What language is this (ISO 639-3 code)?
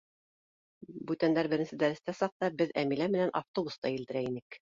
bak